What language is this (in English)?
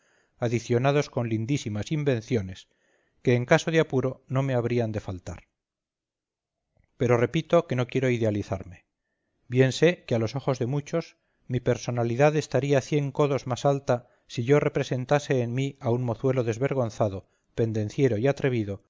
Spanish